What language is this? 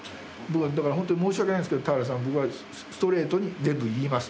Japanese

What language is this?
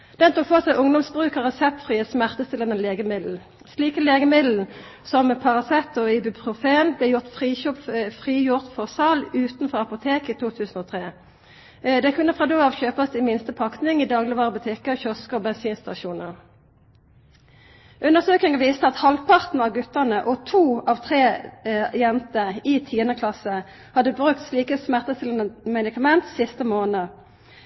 Norwegian Nynorsk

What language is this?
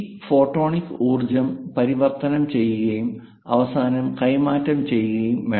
Malayalam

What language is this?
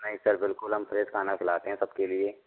Hindi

